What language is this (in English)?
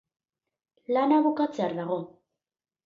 Basque